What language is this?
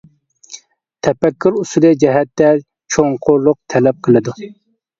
Uyghur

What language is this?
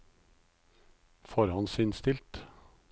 Norwegian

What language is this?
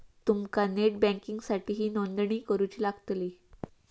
Marathi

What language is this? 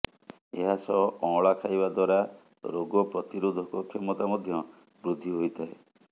Odia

